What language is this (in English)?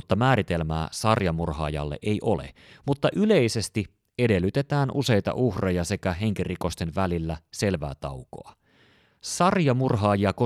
Finnish